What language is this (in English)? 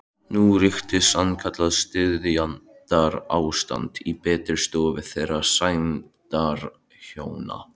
Icelandic